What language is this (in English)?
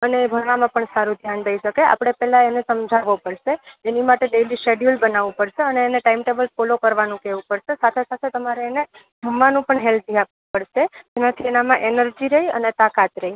Gujarati